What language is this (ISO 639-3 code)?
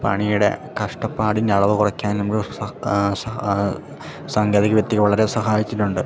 mal